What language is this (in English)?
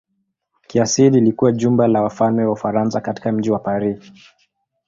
Swahili